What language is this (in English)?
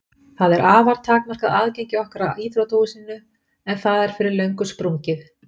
Icelandic